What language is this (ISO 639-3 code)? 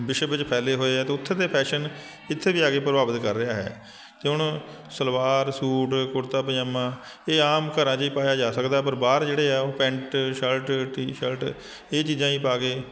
pan